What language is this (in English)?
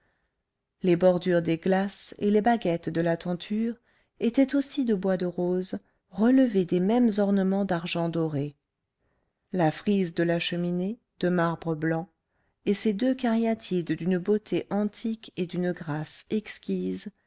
French